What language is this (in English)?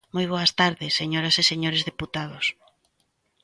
Galician